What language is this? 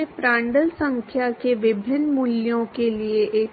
Hindi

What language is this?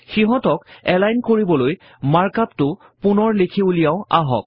Assamese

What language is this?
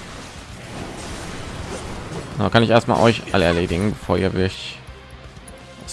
German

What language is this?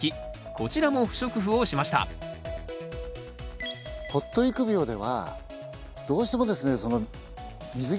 Japanese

